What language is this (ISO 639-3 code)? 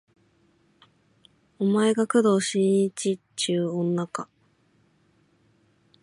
jpn